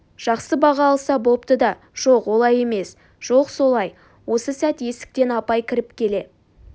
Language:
Kazakh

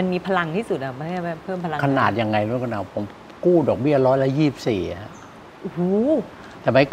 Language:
Thai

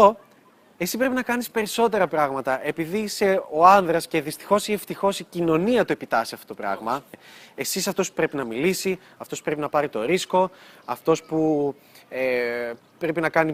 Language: Greek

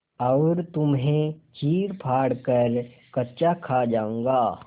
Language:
Hindi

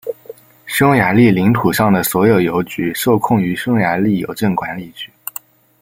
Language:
Chinese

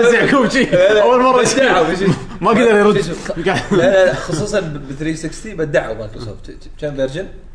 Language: Arabic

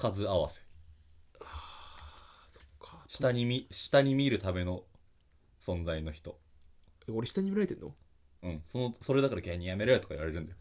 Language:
Japanese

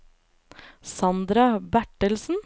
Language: Norwegian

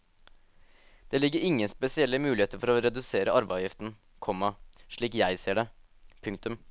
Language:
Norwegian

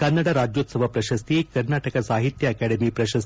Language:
Kannada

